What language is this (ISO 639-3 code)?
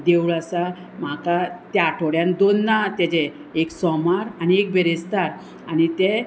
kok